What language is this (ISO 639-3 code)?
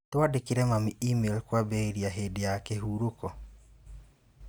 kik